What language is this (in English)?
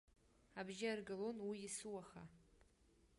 Abkhazian